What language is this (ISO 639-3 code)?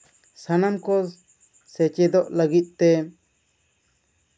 sat